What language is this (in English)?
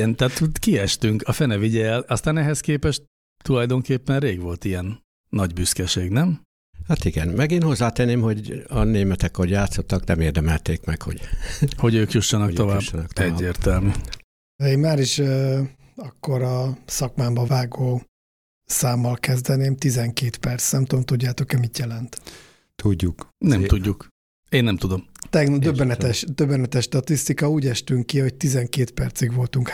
Hungarian